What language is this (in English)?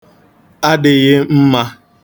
Igbo